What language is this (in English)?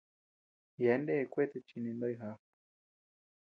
Tepeuxila Cuicatec